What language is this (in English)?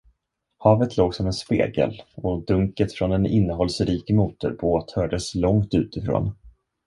Swedish